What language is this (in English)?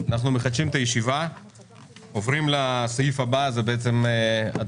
Hebrew